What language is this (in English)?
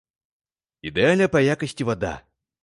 Belarusian